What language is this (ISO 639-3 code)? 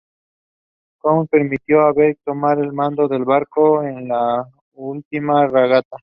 spa